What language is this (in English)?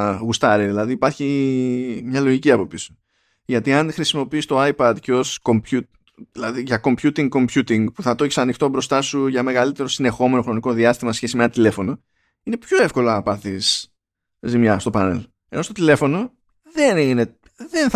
Greek